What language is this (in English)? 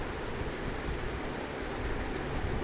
Chhattisgarhi